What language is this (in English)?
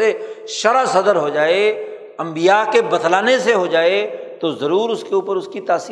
Urdu